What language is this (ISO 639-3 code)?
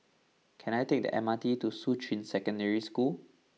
eng